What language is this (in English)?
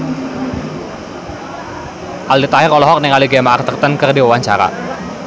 Sundanese